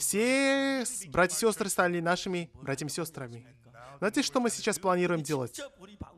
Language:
Russian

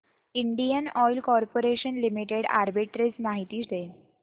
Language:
Marathi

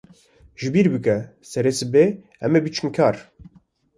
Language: Kurdish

